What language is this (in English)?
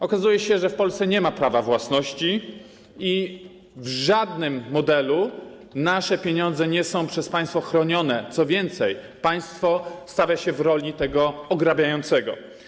Polish